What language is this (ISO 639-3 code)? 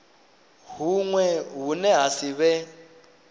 ven